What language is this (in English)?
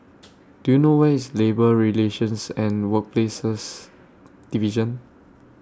English